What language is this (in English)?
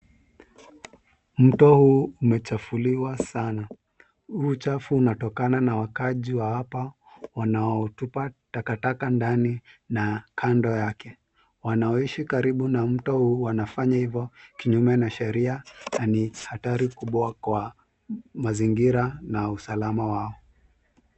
Swahili